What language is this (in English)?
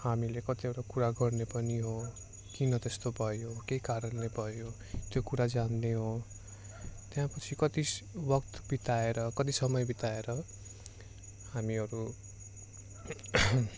Nepali